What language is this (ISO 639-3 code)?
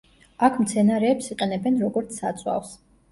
kat